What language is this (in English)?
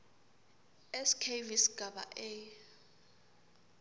Swati